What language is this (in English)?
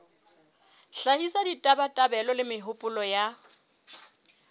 Southern Sotho